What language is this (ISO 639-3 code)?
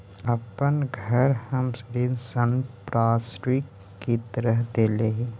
mag